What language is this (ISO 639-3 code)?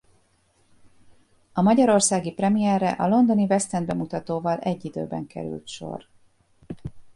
hun